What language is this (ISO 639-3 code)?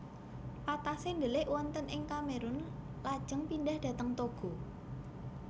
jav